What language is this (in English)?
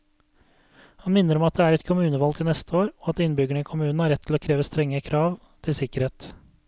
Norwegian